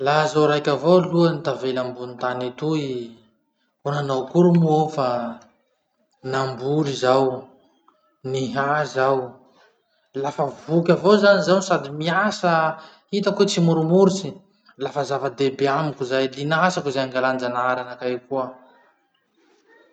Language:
Masikoro Malagasy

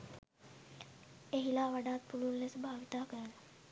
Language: Sinhala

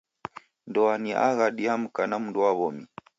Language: Taita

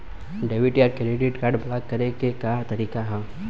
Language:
Bhojpuri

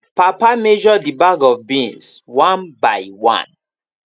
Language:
Nigerian Pidgin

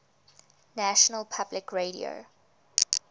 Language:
English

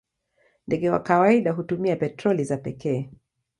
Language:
Swahili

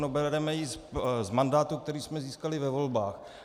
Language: Czech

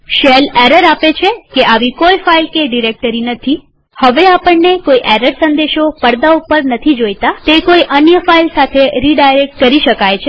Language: Gujarati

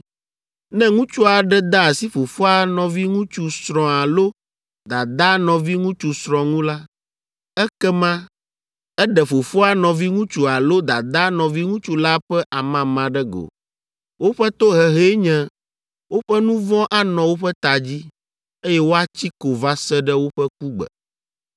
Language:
Ewe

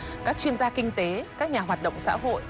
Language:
Vietnamese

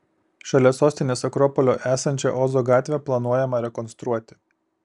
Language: Lithuanian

